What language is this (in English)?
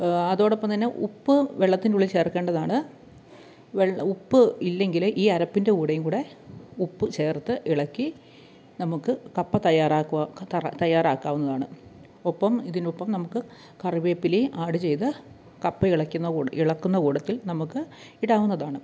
Malayalam